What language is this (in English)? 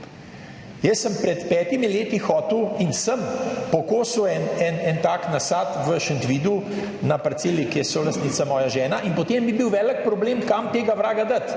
Slovenian